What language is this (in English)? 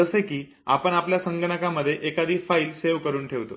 Marathi